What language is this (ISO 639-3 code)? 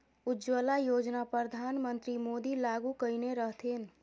mai